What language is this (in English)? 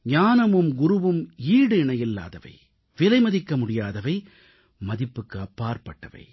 Tamil